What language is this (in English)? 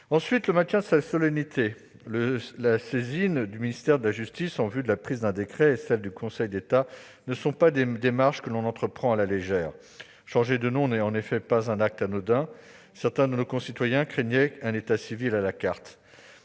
French